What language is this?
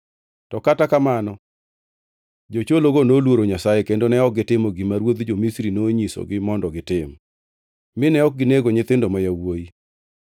Luo (Kenya and Tanzania)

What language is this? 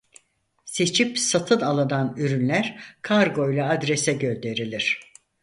Turkish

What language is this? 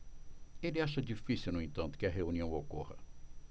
Portuguese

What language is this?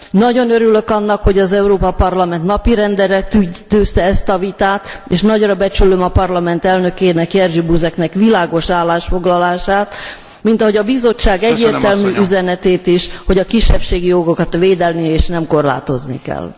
Hungarian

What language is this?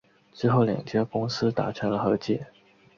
Chinese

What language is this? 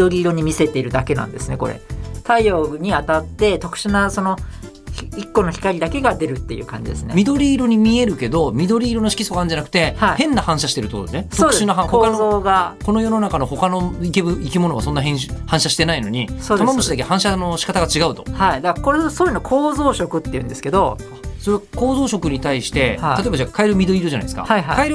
Japanese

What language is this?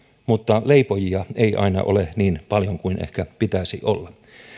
Finnish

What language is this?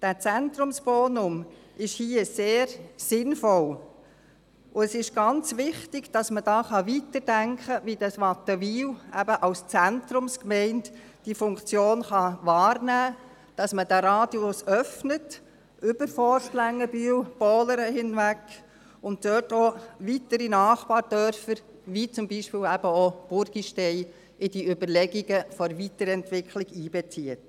Swiss German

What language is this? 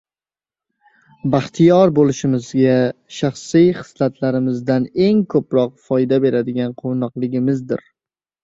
Uzbek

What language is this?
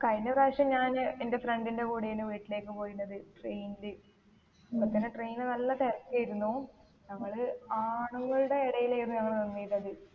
Malayalam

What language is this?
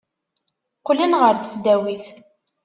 Kabyle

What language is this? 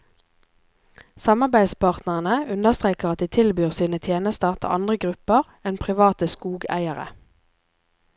Norwegian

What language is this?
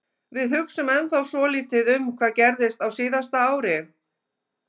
Icelandic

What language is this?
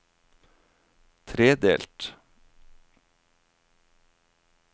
Norwegian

